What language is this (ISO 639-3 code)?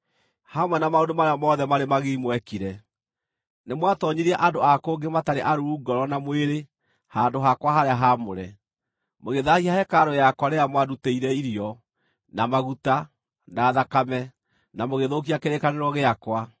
kik